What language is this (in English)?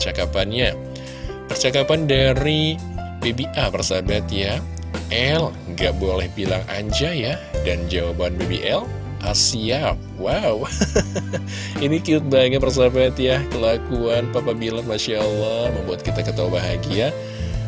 Indonesian